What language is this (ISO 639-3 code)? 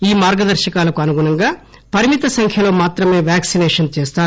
tel